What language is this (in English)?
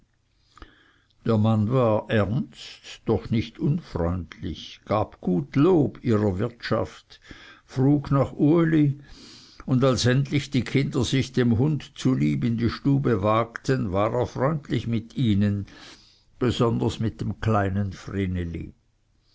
German